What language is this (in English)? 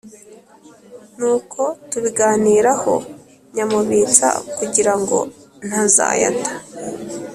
Kinyarwanda